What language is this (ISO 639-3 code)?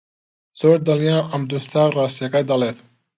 ckb